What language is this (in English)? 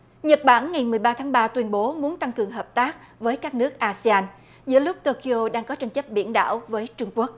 Vietnamese